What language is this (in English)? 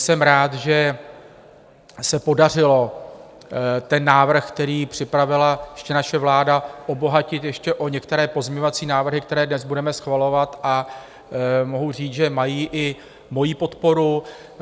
Czech